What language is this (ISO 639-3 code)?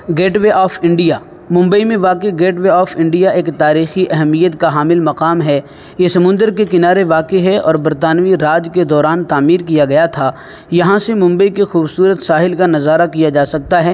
urd